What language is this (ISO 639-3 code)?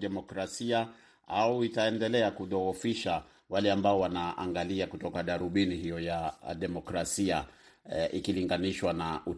swa